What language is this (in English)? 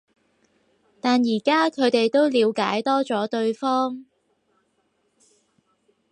Cantonese